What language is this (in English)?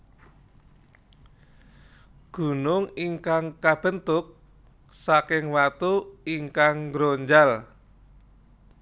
Javanese